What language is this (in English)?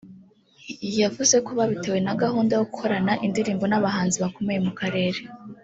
Kinyarwanda